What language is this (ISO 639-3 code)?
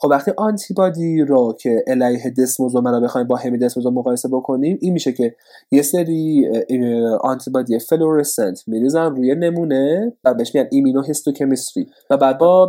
fas